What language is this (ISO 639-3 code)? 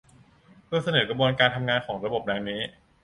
tha